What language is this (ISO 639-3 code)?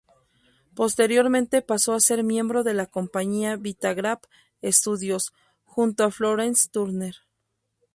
spa